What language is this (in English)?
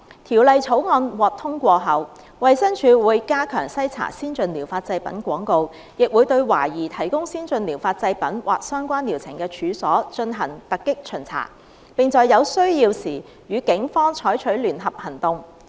Cantonese